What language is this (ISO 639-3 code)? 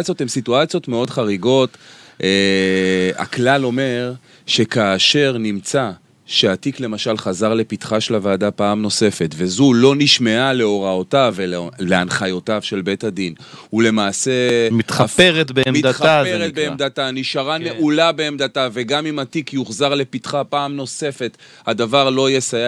heb